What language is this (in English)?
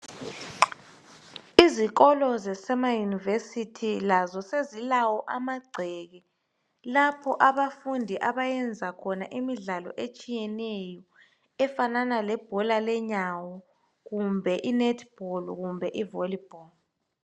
North Ndebele